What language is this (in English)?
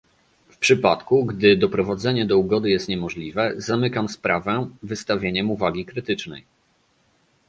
Polish